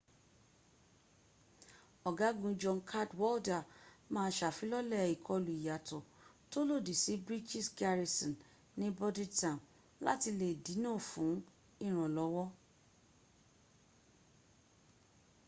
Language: Yoruba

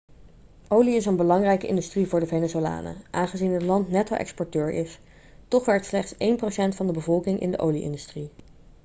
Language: Dutch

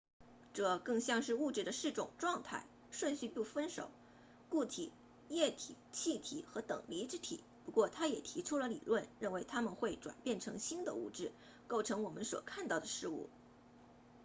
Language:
Chinese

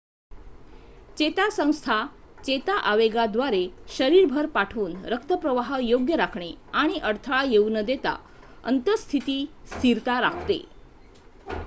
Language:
Marathi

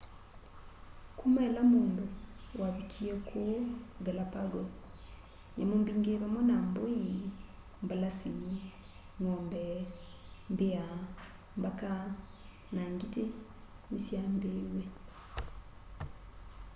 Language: Kamba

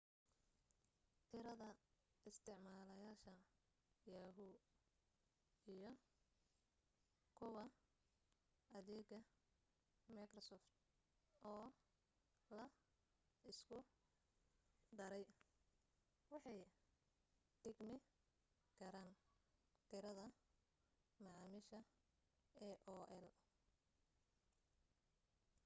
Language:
Somali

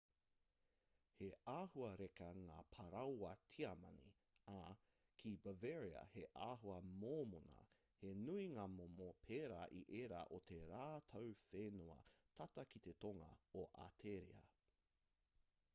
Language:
Māori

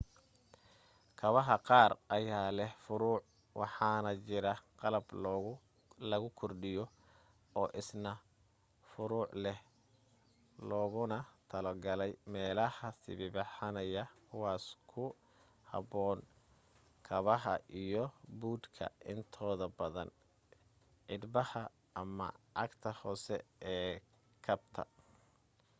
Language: Somali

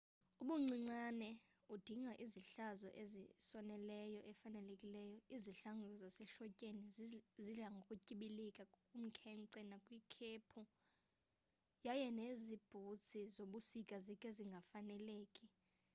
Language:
Xhosa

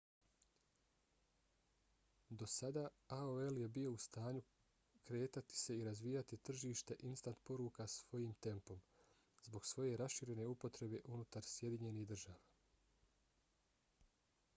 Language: Bosnian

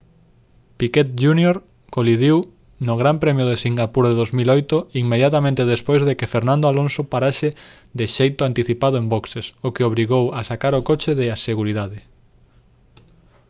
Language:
Galician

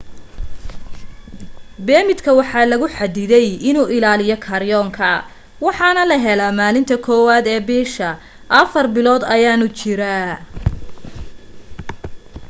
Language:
Somali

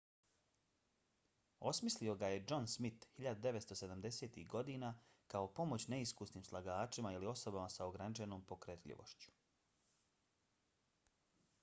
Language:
Bosnian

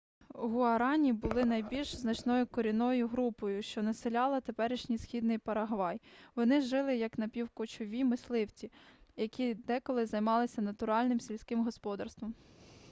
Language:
Ukrainian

